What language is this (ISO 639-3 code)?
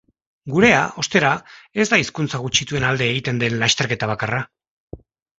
eus